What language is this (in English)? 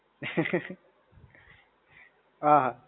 Gujarati